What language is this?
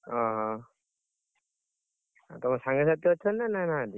Odia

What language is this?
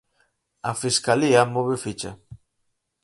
Galician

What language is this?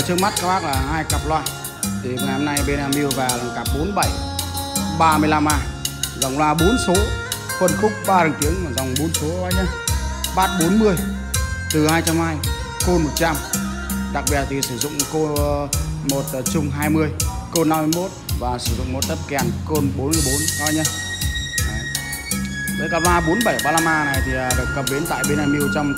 Vietnamese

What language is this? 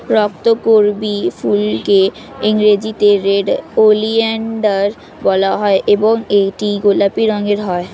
Bangla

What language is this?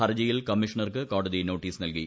Malayalam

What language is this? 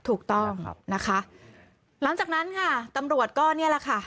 Thai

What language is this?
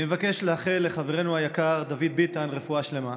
Hebrew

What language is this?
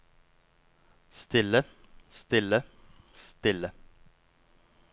Norwegian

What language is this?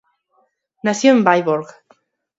Spanish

